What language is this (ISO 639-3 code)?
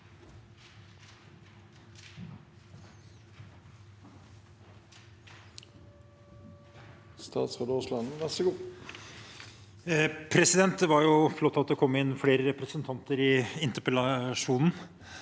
nor